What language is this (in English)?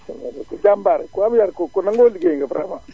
Wolof